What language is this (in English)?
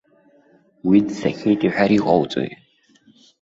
Abkhazian